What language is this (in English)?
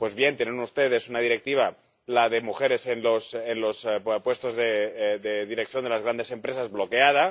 Spanish